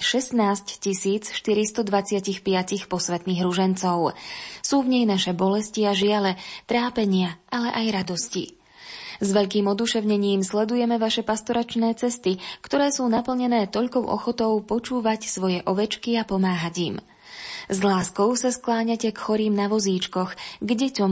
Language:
Slovak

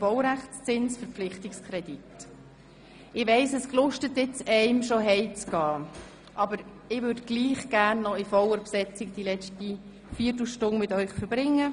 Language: Swiss German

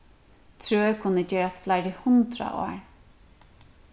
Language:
Faroese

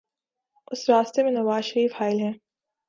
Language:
Urdu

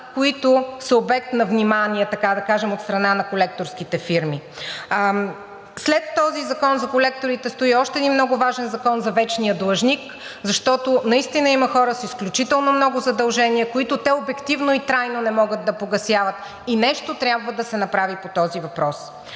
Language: Bulgarian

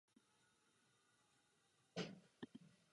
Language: Czech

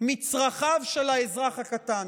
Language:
Hebrew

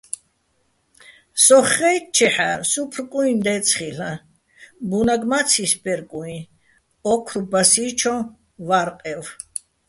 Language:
Bats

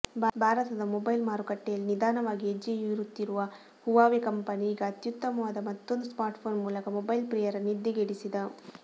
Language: Kannada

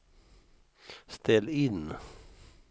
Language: Swedish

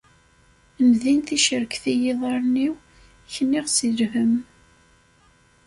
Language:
Kabyle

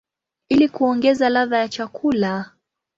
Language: Swahili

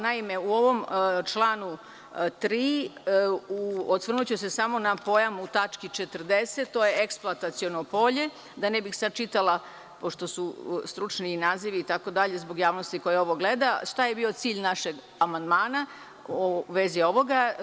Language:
Serbian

